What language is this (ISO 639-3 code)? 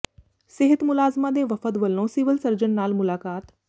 pan